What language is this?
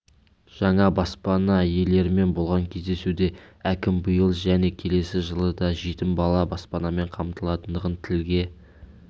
Kazakh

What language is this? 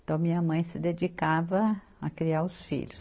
Portuguese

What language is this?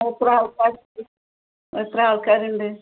Malayalam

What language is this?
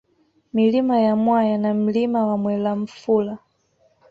Swahili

